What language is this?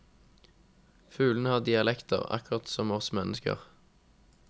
Norwegian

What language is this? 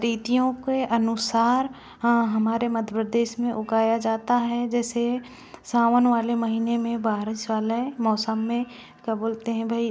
Hindi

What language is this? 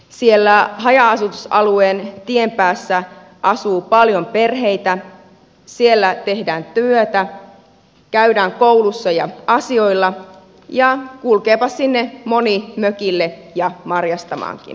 Finnish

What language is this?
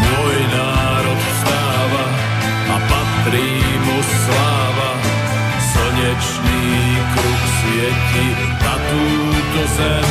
Slovak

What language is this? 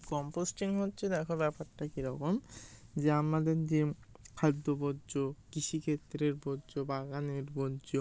Bangla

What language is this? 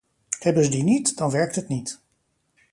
Dutch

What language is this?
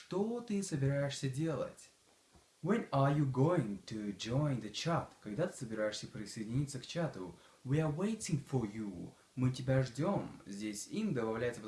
Russian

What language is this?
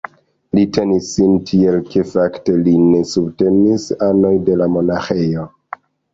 Esperanto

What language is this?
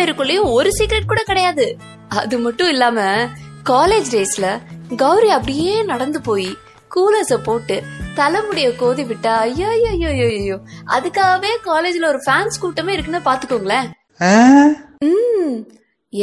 Tamil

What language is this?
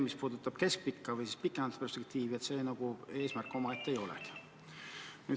Estonian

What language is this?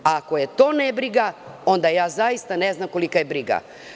Serbian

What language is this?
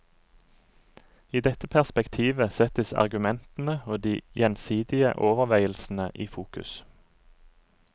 Norwegian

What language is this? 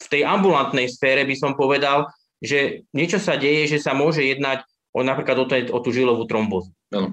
Slovak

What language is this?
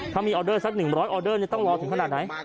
Thai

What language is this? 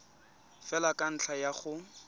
Tswana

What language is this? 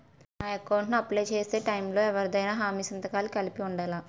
Telugu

